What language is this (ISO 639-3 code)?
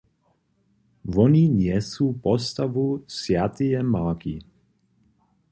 hsb